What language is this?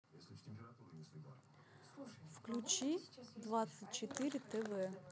Russian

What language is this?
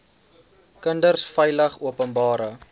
Afrikaans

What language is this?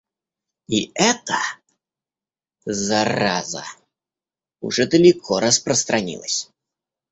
Russian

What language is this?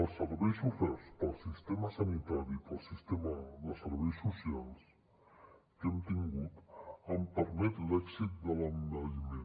Catalan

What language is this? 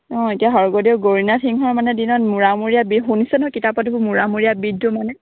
Assamese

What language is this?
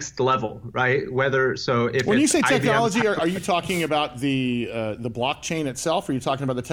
English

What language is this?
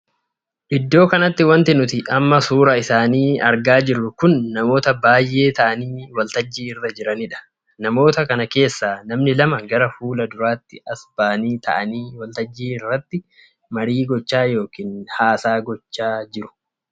Oromo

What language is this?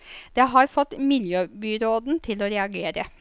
Norwegian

